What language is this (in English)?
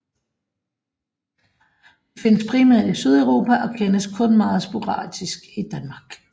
Danish